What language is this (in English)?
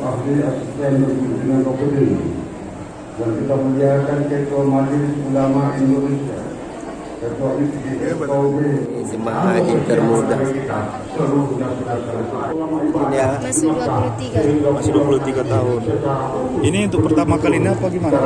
Indonesian